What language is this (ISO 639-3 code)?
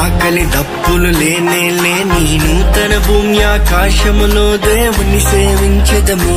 ron